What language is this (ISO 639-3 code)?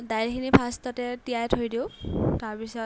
asm